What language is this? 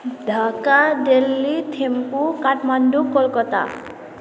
Nepali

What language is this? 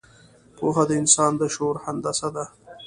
Pashto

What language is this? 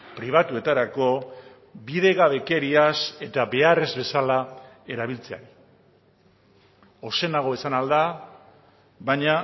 Basque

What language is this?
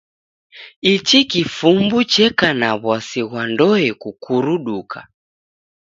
Taita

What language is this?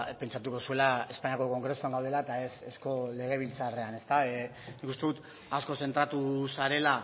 Basque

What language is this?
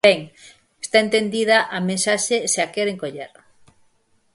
Galician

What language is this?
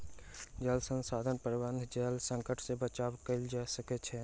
Maithili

